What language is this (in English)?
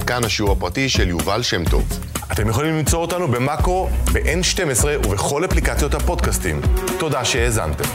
Hebrew